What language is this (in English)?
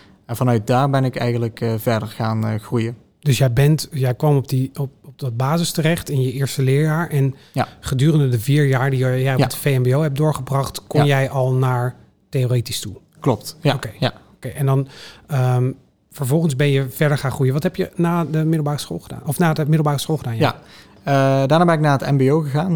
Dutch